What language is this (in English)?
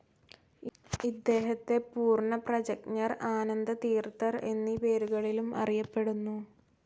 Malayalam